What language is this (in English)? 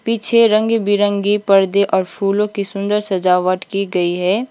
Hindi